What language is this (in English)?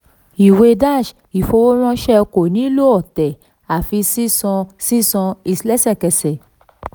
Yoruba